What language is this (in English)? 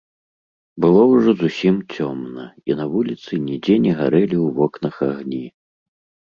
Belarusian